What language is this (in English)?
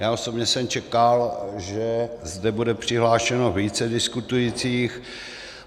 Czech